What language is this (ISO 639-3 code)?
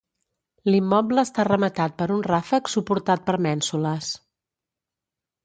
cat